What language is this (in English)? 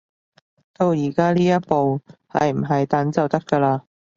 Cantonese